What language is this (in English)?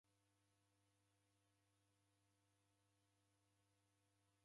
Taita